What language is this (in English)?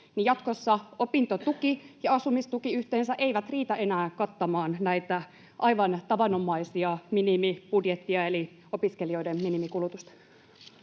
Finnish